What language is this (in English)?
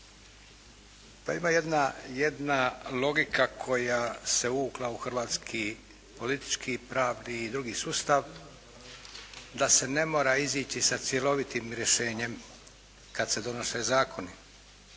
Croatian